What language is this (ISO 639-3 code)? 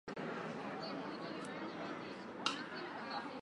eus